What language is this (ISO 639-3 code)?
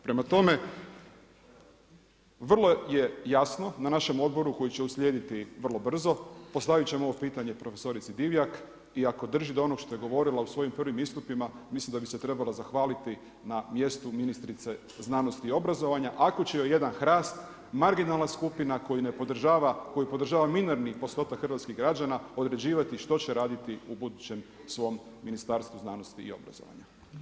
hrv